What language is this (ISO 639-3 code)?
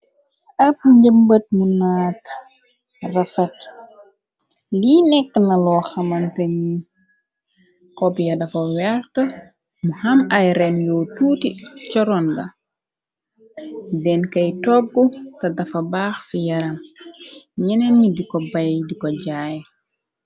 wol